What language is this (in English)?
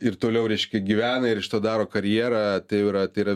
Lithuanian